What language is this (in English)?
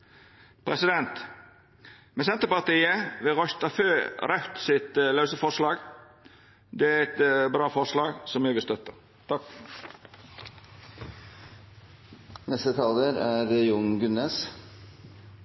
Norwegian Nynorsk